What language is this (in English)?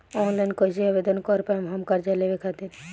Bhojpuri